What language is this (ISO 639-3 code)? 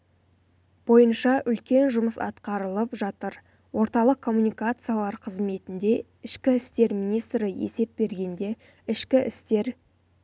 kaz